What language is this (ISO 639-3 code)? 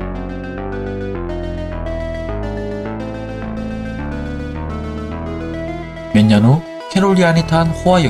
kor